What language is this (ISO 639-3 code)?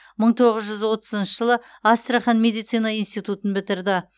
kaz